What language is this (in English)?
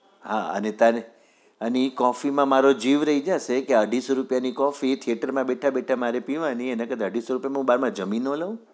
Gujarati